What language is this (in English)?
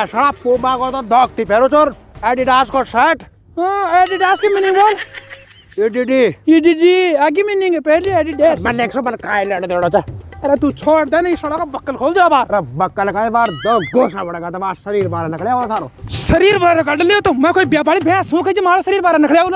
Hindi